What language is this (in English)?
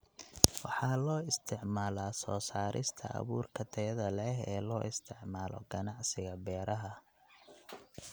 Somali